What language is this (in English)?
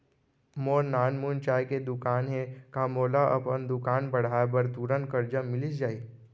Chhattisgarhi